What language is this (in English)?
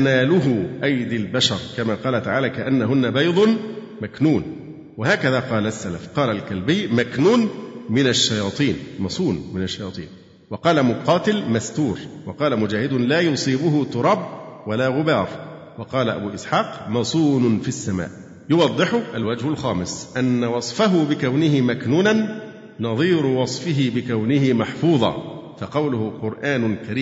Arabic